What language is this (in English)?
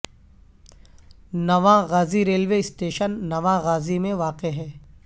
Urdu